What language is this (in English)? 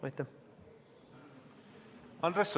Estonian